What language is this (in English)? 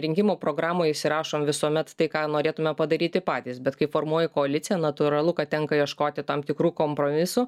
Lithuanian